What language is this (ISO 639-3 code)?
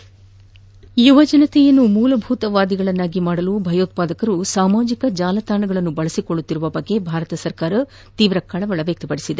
kan